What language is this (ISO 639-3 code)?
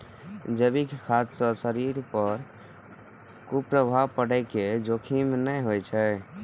mai